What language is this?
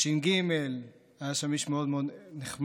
Hebrew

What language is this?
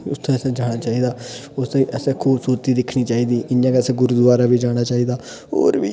Dogri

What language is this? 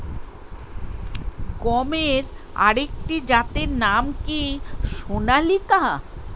Bangla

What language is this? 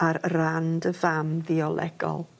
Welsh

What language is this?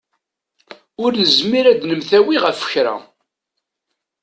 Kabyle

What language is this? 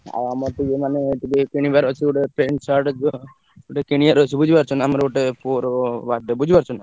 Odia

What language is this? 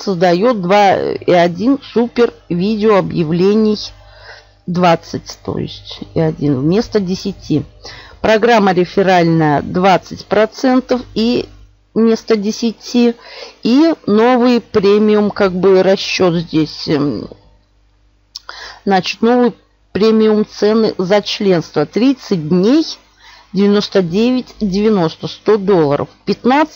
Russian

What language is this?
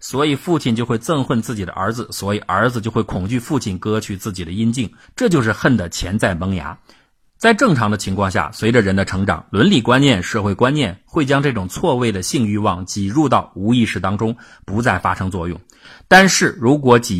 Chinese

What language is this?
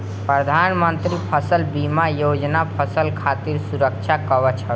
Bhojpuri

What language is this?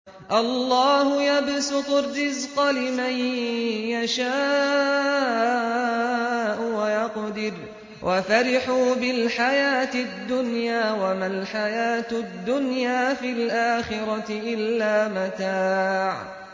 Arabic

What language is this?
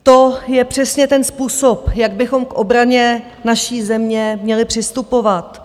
Czech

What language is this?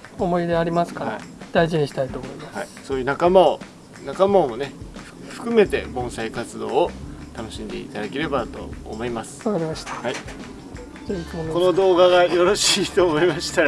Japanese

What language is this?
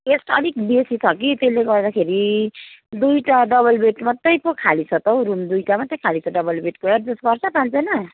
Nepali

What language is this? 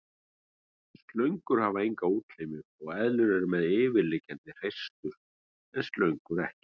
Icelandic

